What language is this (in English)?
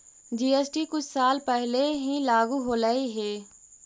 Magahi